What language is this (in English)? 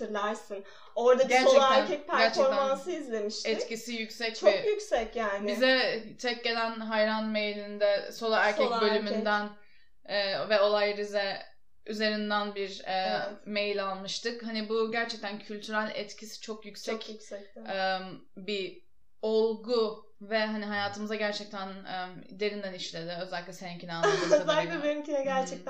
Turkish